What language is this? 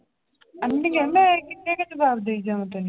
Punjabi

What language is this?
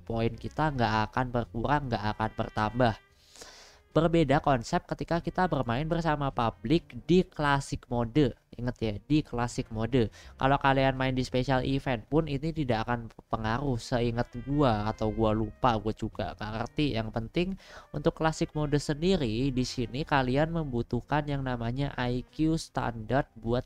Indonesian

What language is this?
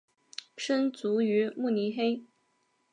Chinese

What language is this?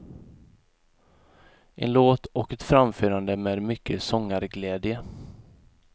Swedish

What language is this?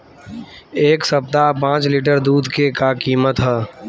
Bhojpuri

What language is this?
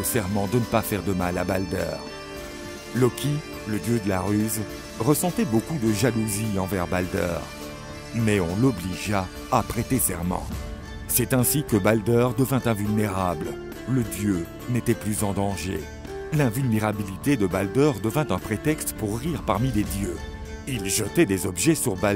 French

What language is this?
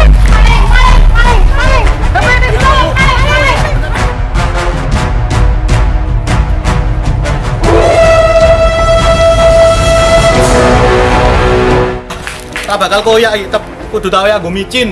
Indonesian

